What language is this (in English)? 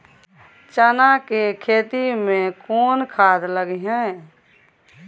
Maithili